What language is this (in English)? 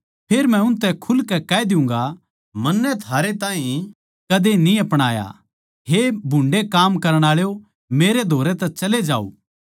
Haryanvi